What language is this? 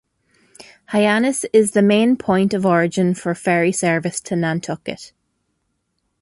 English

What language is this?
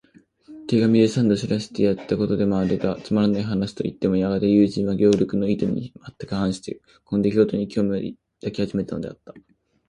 Japanese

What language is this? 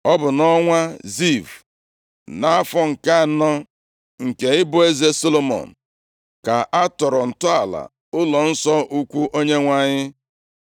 Igbo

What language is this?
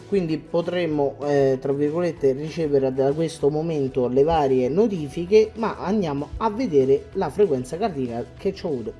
Italian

